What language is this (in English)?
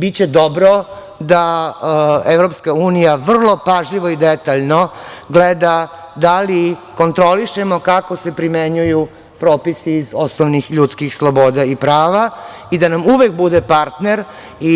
Serbian